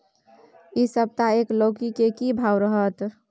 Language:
Maithili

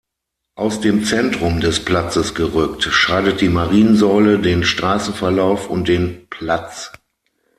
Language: German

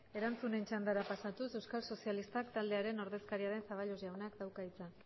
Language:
Basque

